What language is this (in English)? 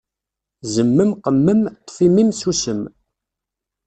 Kabyle